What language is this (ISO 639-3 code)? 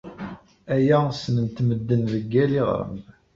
kab